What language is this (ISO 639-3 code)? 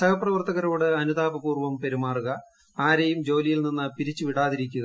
mal